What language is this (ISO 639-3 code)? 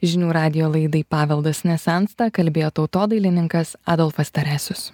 lit